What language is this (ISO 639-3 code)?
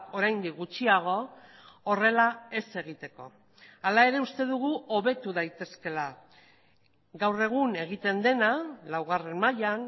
eus